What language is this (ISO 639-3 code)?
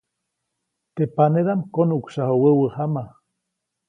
zoc